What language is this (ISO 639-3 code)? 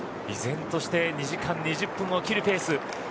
jpn